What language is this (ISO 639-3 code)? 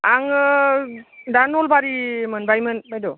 brx